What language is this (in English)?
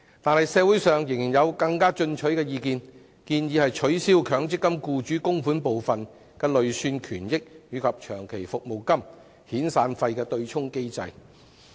Cantonese